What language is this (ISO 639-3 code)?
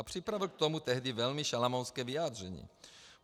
ces